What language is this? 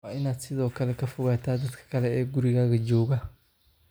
Somali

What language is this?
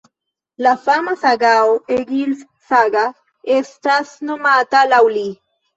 Esperanto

